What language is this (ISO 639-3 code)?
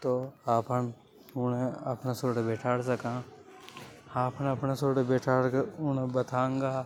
hoj